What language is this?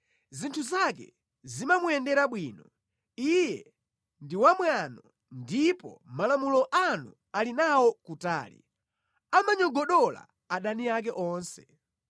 Nyanja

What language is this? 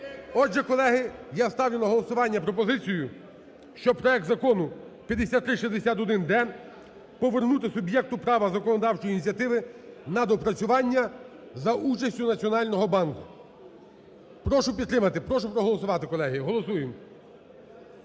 Ukrainian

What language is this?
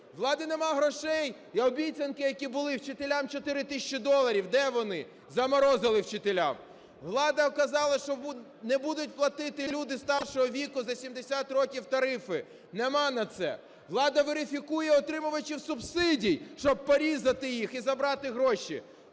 Ukrainian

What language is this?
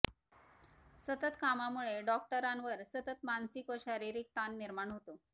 Marathi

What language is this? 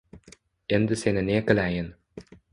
Uzbek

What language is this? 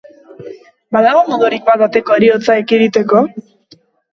Basque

